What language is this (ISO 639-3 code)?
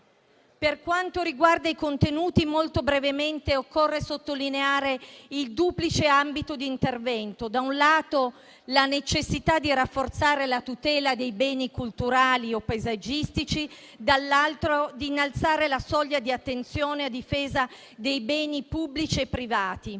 ita